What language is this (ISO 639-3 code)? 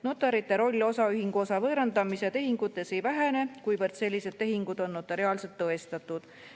est